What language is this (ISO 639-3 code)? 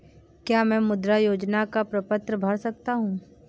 hin